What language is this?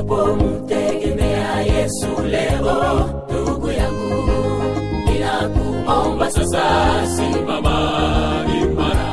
Swahili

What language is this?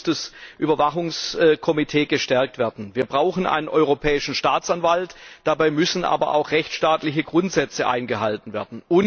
German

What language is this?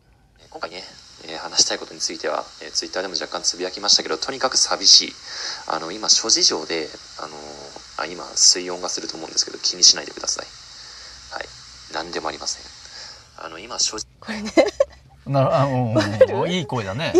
Japanese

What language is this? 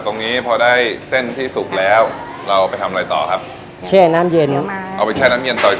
Thai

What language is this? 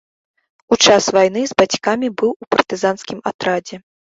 Belarusian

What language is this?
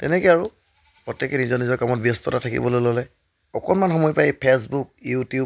Assamese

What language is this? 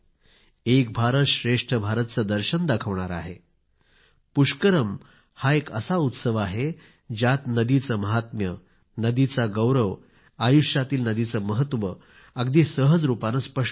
Marathi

